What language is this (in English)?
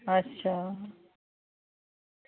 Dogri